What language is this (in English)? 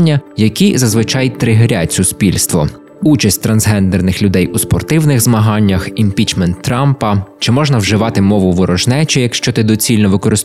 Ukrainian